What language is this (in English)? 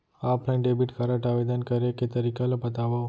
Chhattisgarhi